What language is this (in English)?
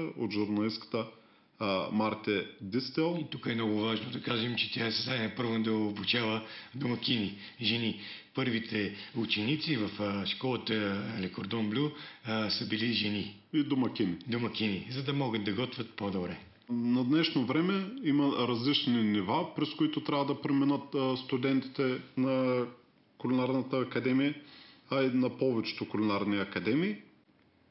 Bulgarian